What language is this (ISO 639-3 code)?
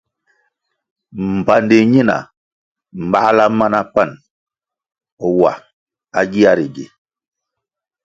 nmg